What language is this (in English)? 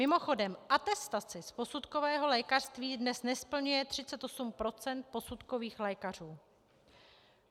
Czech